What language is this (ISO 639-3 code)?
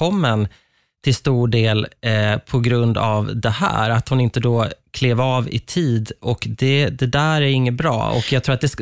swe